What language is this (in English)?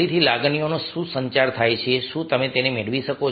Gujarati